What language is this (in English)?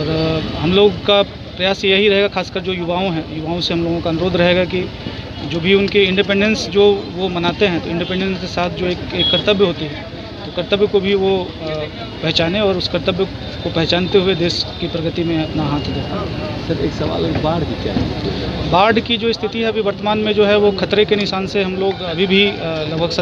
Hindi